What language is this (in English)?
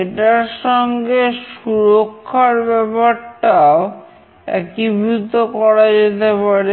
Bangla